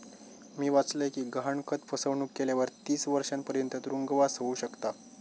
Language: Marathi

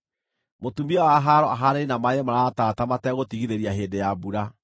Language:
Kikuyu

